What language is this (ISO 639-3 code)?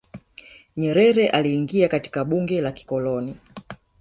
swa